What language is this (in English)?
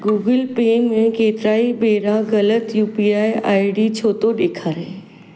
Sindhi